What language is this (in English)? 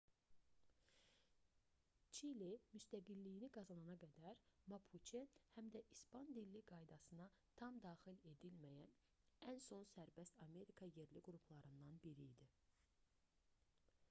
Azerbaijani